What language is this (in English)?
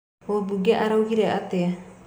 Kikuyu